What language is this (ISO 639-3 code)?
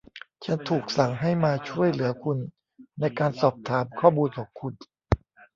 tha